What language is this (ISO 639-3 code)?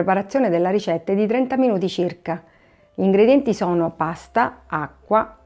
ita